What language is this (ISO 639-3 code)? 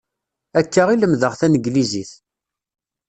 kab